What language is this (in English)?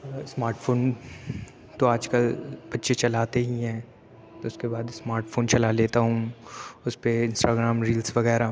Urdu